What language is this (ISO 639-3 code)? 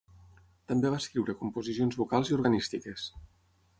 cat